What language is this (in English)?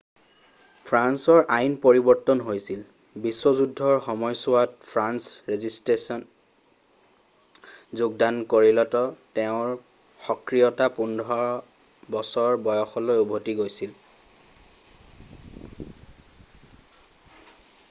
Assamese